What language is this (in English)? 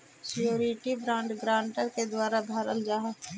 Magahi